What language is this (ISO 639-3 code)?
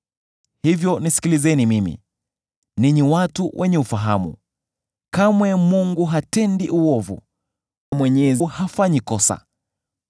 swa